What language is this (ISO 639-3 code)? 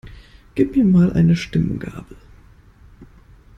deu